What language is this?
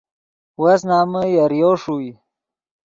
Yidgha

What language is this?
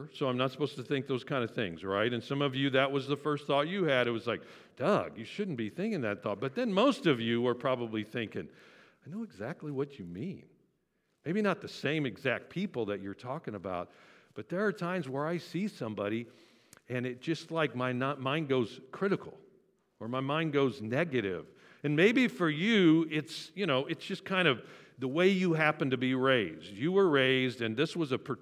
English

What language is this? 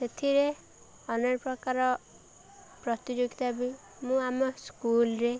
Odia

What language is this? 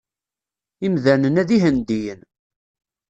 Kabyle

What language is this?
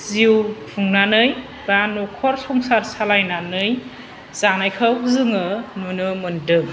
Bodo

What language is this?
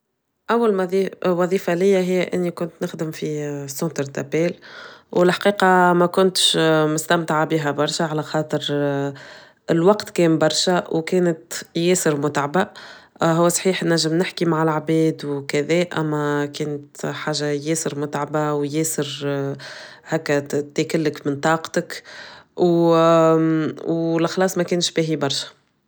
Tunisian Arabic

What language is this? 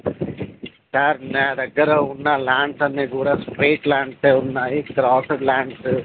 Telugu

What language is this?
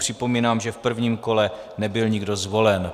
Czech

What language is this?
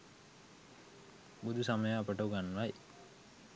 Sinhala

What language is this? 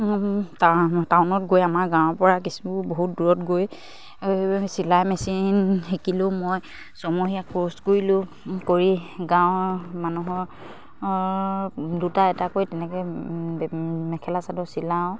Assamese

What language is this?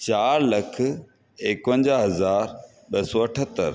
Sindhi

